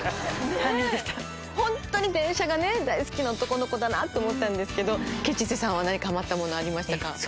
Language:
Japanese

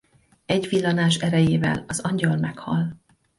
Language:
Hungarian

